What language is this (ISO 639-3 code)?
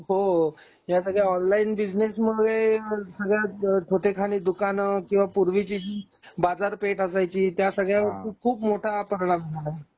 mar